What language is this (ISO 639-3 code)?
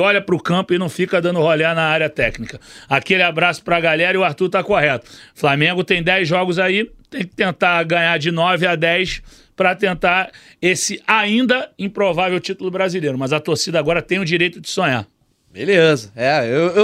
por